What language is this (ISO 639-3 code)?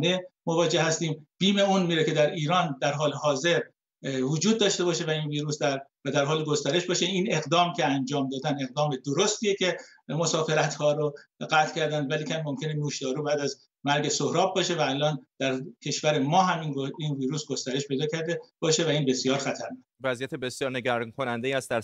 fas